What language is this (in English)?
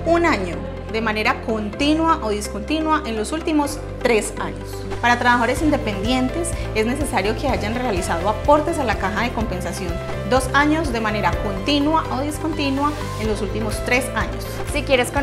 Spanish